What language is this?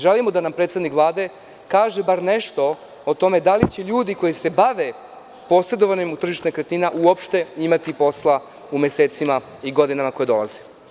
Serbian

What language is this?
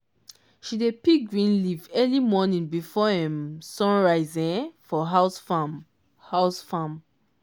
Nigerian Pidgin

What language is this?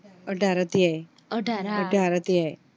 Gujarati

